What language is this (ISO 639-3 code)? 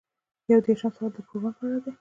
pus